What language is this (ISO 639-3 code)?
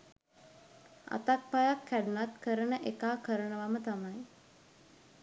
sin